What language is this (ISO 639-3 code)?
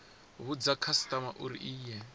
ven